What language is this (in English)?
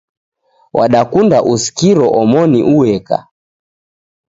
Taita